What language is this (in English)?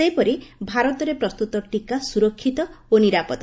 Odia